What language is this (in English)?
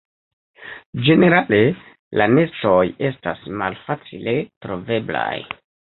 Esperanto